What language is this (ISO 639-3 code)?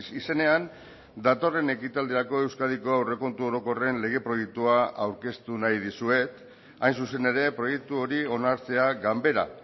eus